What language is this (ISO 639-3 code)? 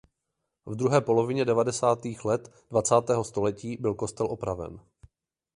ces